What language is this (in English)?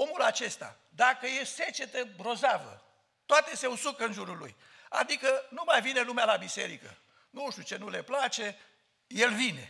Romanian